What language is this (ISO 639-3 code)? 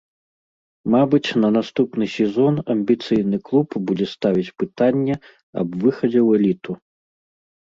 bel